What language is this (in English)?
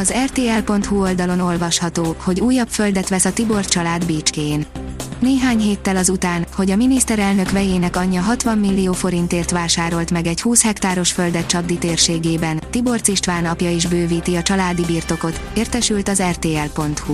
Hungarian